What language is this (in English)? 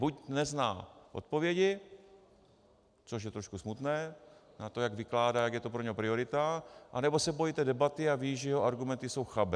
Czech